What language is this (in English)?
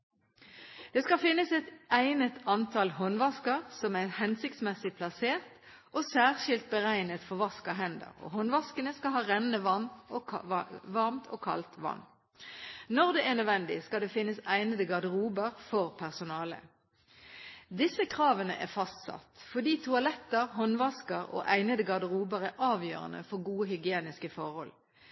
Norwegian Bokmål